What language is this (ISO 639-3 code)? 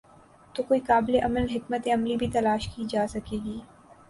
urd